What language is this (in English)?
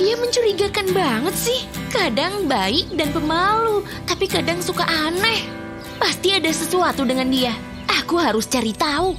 Indonesian